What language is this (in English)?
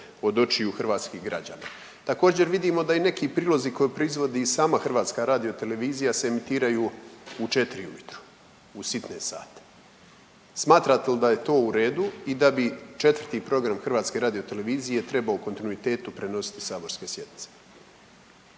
Croatian